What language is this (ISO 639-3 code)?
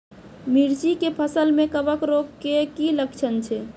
mai